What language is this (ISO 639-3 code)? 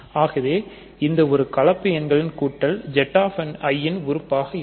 tam